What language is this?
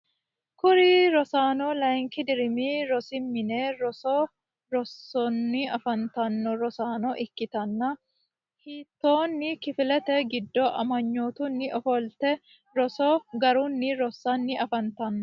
Sidamo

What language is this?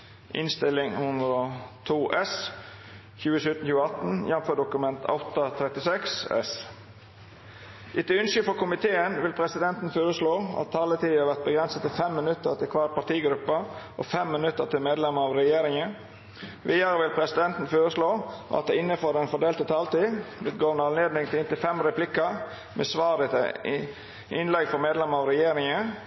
Norwegian Nynorsk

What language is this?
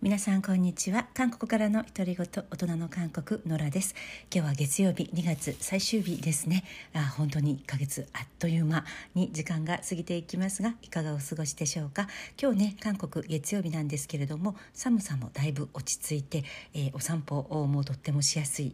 Japanese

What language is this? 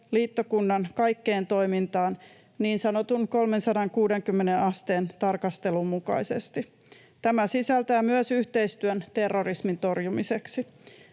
Finnish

